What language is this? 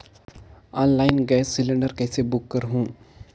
Chhattisgarhi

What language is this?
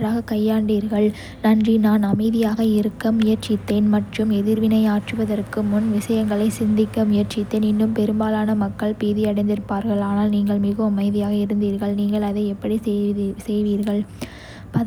Kota (India)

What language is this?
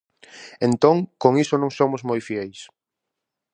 Galician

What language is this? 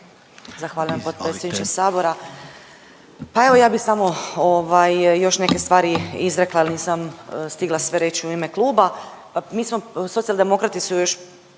Croatian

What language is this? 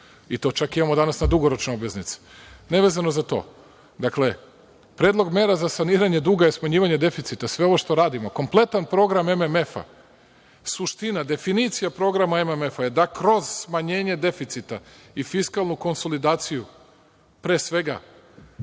Serbian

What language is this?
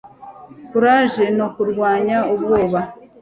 Kinyarwanda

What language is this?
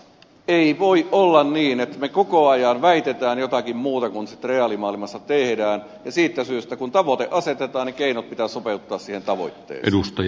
Finnish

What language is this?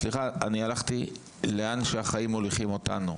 Hebrew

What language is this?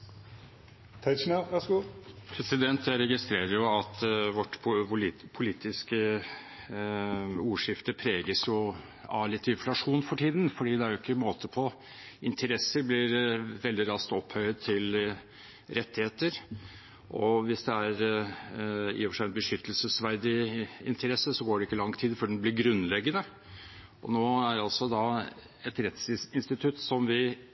Norwegian Bokmål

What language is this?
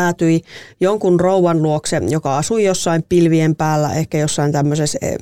Finnish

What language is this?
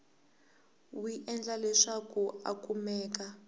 Tsonga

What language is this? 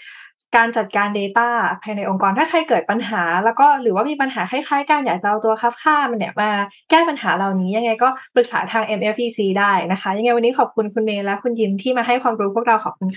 Thai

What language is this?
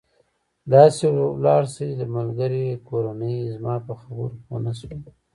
Pashto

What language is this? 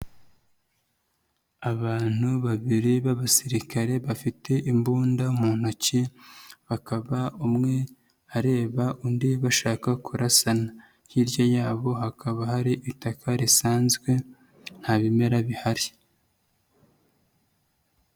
Kinyarwanda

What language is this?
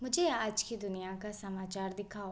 Hindi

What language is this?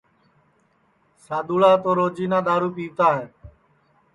Sansi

